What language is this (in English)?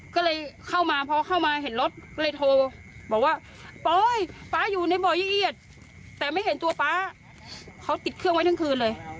Thai